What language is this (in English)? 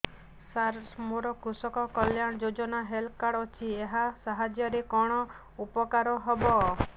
Odia